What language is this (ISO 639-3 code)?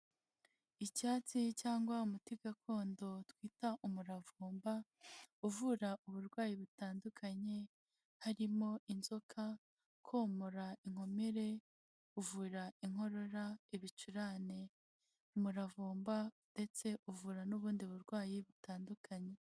kin